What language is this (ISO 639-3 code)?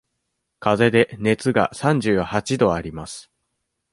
jpn